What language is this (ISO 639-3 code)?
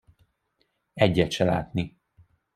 hun